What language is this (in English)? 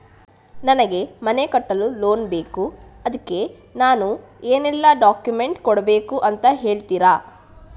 Kannada